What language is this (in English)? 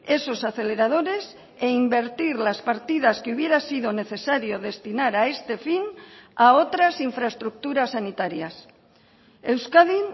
Spanish